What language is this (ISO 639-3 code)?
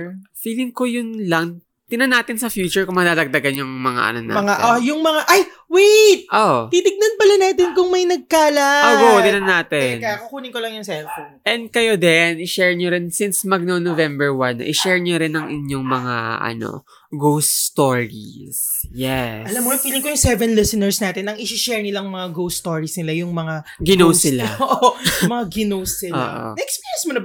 fil